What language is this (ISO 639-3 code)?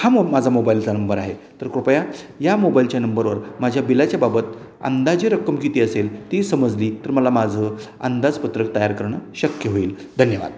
mar